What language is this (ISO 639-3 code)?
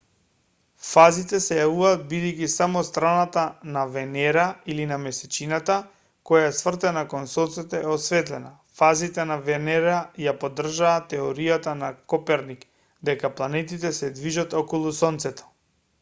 mkd